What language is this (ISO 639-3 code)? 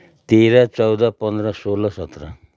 nep